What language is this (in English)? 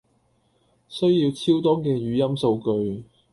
Cantonese